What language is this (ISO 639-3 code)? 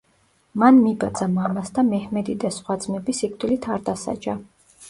kat